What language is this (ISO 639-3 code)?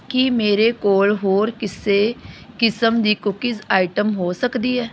pan